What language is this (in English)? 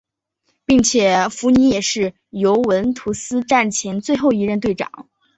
Chinese